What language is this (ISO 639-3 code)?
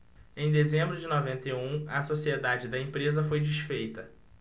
por